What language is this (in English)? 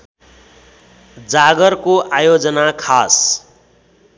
Nepali